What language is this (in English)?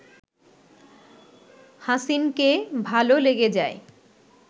Bangla